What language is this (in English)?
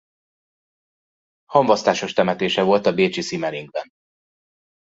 Hungarian